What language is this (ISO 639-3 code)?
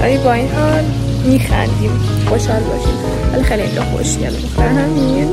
fas